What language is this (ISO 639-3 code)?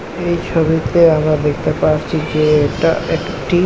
ben